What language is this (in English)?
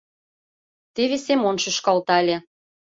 Mari